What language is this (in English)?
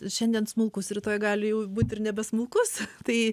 Lithuanian